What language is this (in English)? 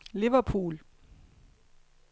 Danish